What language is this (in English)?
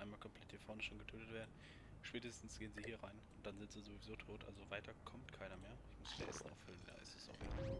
German